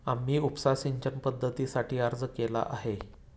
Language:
Marathi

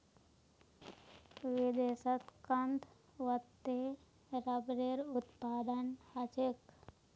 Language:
Magahi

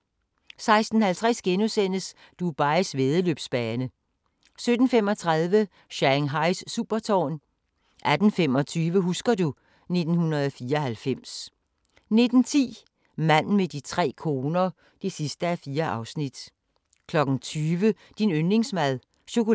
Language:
Danish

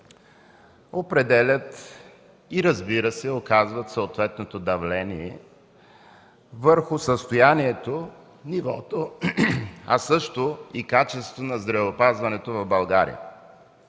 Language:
Bulgarian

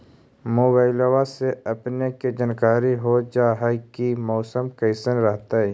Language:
Magahi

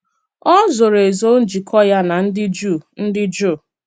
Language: Igbo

